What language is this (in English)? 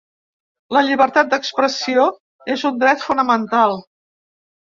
Catalan